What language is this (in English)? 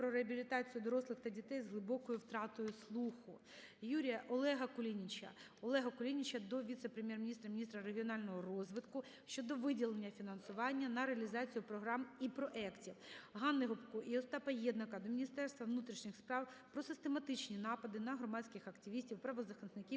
Ukrainian